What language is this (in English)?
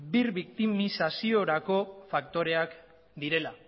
Basque